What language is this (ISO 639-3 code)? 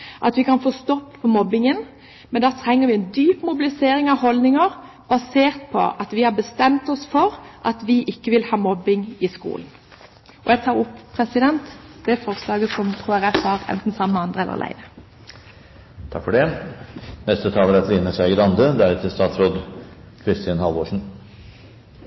nob